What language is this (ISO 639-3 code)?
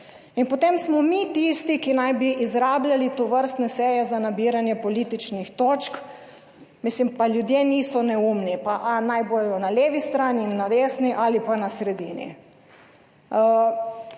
slv